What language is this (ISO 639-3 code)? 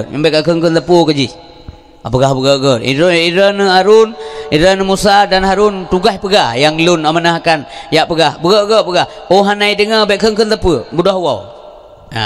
msa